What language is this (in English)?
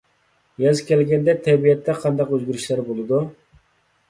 Uyghur